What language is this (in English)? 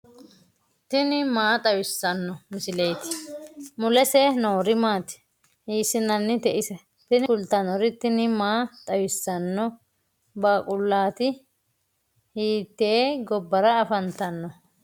Sidamo